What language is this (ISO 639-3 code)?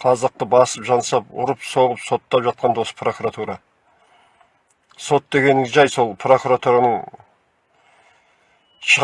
tur